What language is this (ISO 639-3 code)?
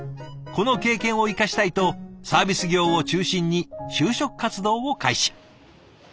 jpn